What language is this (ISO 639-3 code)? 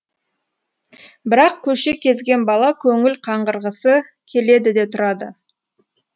kaz